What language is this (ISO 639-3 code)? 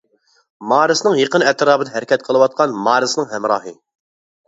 uig